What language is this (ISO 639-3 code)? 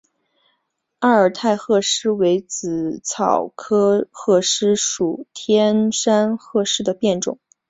zho